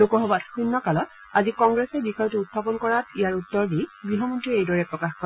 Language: Assamese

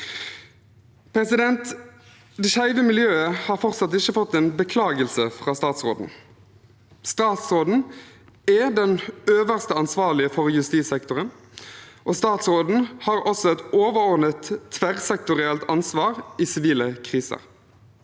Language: Norwegian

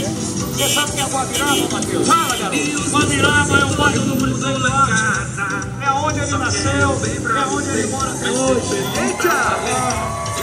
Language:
Portuguese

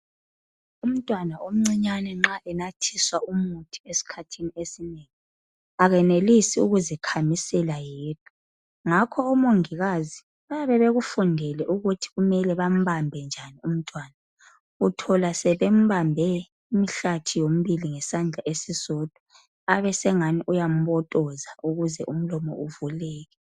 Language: North Ndebele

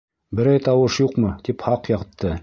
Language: Bashkir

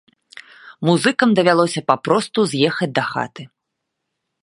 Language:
Belarusian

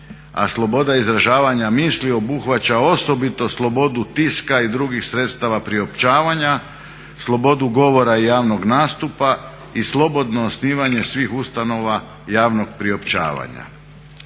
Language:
Croatian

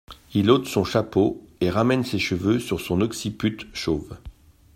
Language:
French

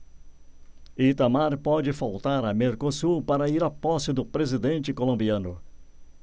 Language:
Portuguese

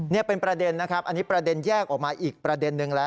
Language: Thai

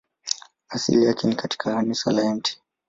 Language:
Swahili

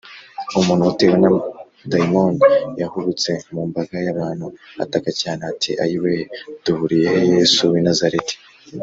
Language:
Kinyarwanda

